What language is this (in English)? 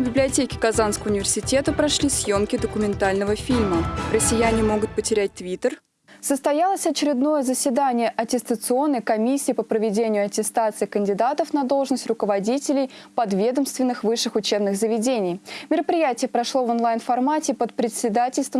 Russian